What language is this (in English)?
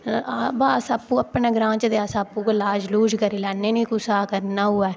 Dogri